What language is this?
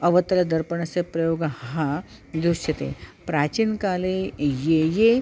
Sanskrit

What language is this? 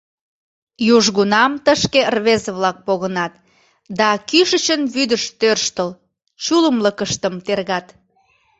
Mari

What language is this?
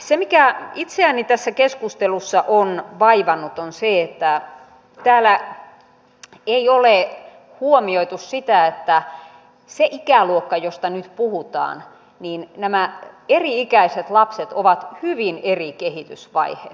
Finnish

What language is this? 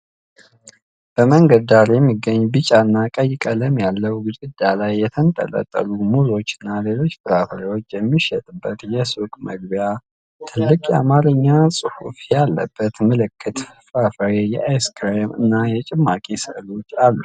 Amharic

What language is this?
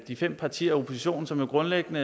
Danish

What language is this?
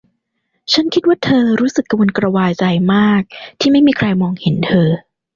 Thai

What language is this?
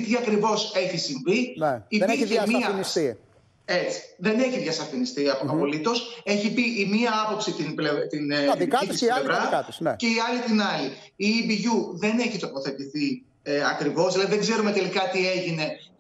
Greek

